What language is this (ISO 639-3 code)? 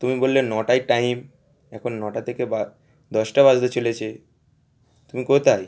ben